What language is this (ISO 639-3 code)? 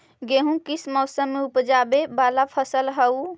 mag